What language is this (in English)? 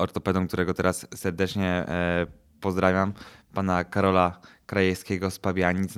Polish